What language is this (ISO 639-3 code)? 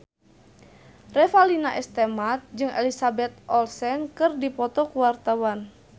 sun